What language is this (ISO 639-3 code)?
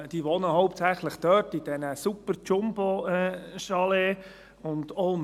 gsw